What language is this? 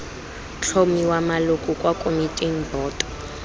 Tswana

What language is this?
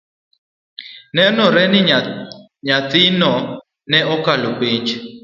Luo (Kenya and Tanzania)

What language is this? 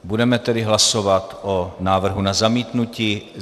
Czech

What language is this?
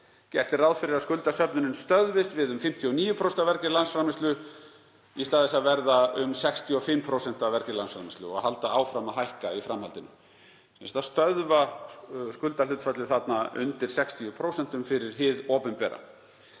Icelandic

